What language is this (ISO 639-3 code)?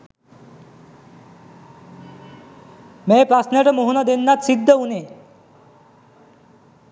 sin